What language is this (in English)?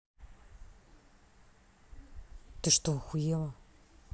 Russian